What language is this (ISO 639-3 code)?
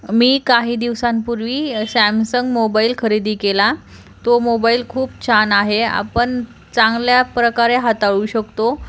mar